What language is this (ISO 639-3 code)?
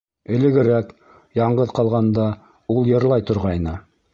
bak